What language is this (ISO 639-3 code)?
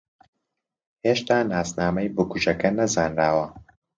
ckb